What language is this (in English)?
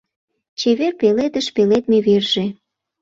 Mari